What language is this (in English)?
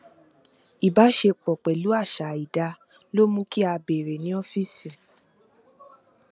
Yoruba